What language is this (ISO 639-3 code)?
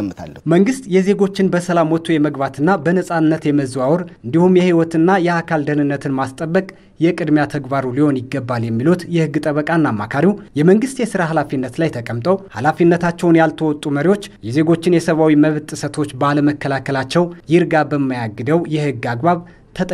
ara